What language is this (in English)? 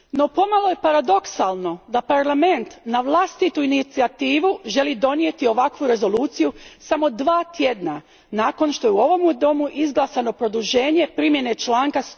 Croatian